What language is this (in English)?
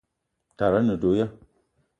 Eton (Cameroon)